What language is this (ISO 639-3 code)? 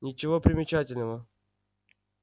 rus